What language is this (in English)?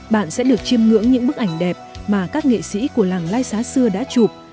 Vietnamese